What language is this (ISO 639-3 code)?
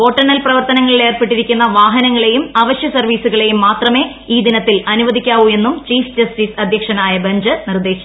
mal